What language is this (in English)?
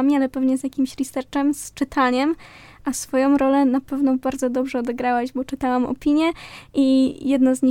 Polish